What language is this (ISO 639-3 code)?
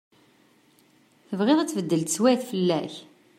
kab